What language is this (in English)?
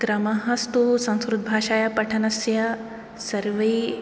Sanskrit